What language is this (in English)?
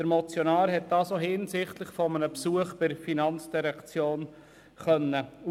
Swiss German